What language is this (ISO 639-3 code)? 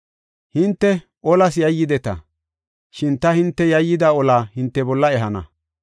gof